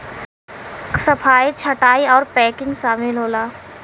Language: Bhojpuri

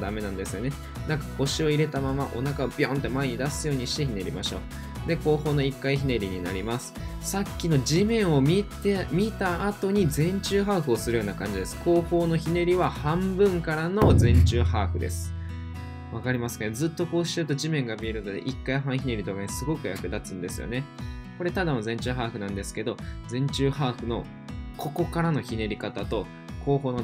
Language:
Japanese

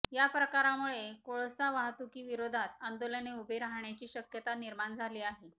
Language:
Marathi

